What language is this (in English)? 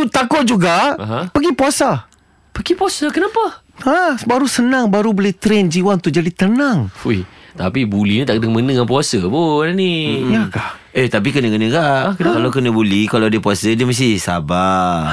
Malay